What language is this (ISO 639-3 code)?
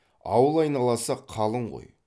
kaz